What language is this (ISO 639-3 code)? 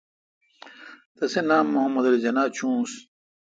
xka